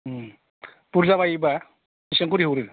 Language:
Bodo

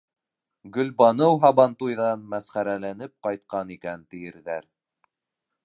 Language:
Bashkir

